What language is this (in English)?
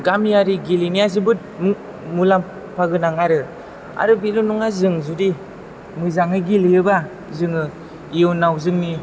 Bodo